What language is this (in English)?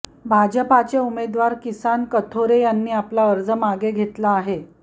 Marathi